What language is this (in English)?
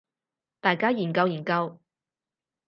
Cantonese